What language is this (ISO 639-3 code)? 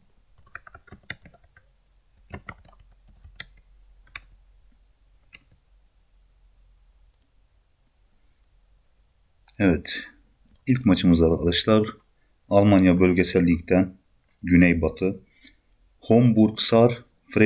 tur